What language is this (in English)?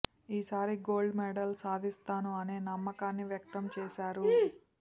Telugu